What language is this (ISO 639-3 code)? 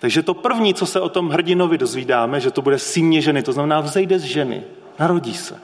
ces